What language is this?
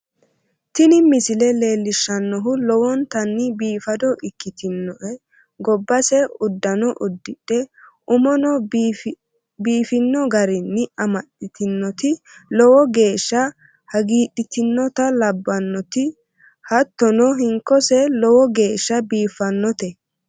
Sidamo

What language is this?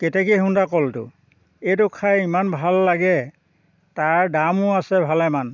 Assamese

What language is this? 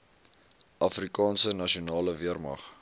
Afrikaans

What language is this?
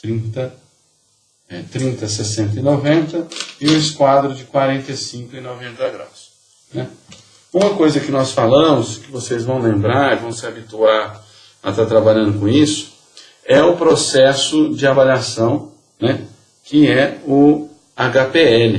Portuguese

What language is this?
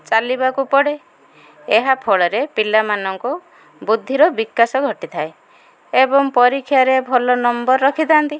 Odia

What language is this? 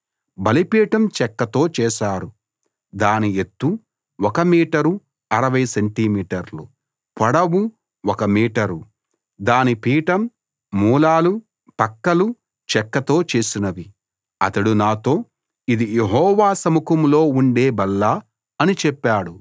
Telugu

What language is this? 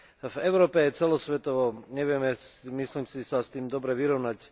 Slovak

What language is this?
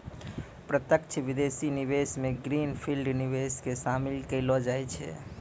Maithili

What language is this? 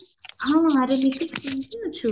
Odia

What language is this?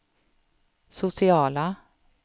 Swedish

